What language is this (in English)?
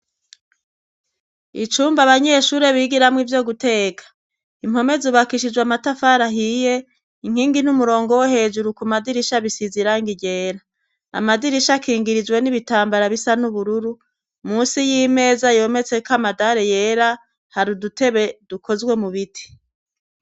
Rundi